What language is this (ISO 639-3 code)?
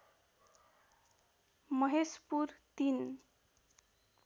nep